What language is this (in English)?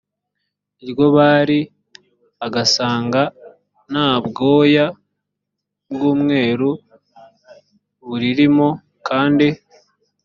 Kinyarwanda